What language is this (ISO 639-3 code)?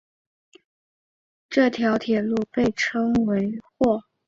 zho